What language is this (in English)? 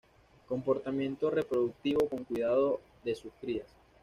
Spanish